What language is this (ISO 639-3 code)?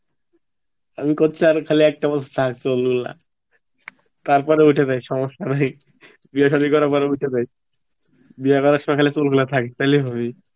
ben